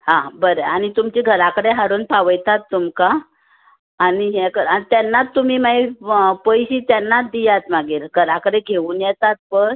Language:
Konkani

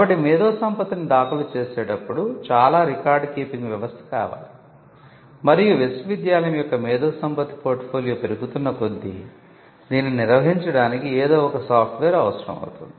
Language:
Telugu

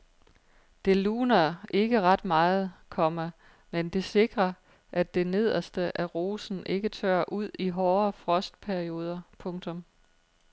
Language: Danish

